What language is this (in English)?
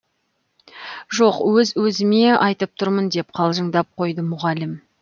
Kazakh